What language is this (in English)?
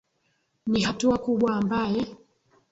Swahili